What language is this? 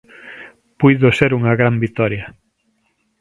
Galician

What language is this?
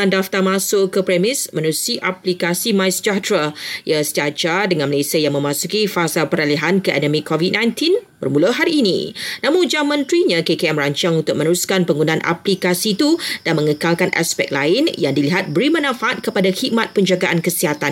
Malay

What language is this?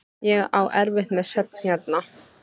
Icelandic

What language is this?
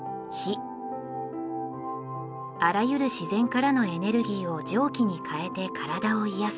Japanese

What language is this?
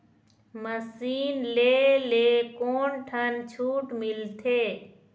Chhattisgarhi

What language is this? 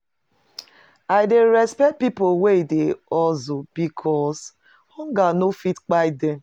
Nigerian Pidgin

